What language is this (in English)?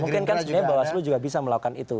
Indonesian